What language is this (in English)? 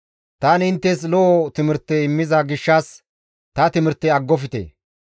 Gamo